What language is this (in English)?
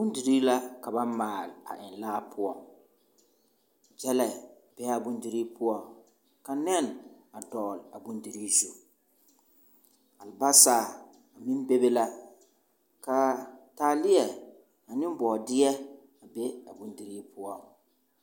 Southern Dagaare